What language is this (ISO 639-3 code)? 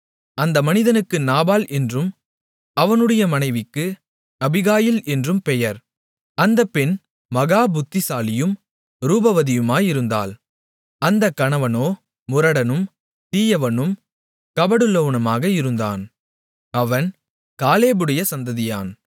tam